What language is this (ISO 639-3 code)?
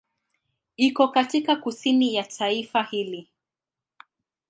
swa